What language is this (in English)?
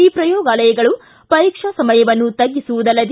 Kannada